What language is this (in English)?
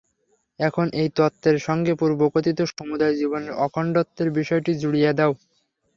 Bangla